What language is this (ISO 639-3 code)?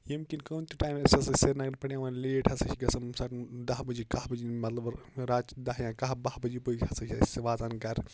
kas